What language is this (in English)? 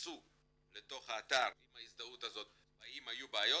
Hebrew